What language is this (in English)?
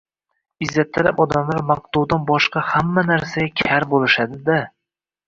Uzbek